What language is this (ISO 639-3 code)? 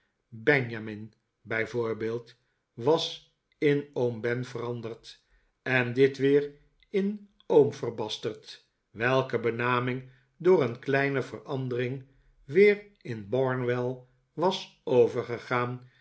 nld